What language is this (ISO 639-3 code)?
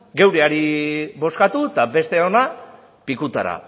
eus